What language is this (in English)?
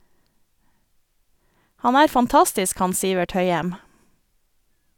Norwegian